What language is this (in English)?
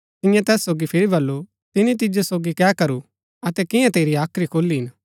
Gaddi